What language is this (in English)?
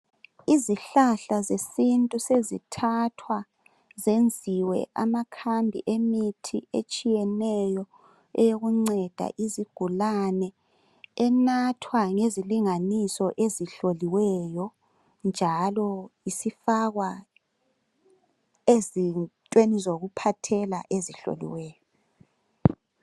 North Ndebele